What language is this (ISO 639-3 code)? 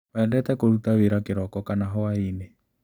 kik